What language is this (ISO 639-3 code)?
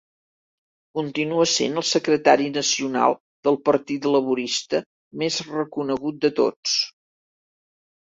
cat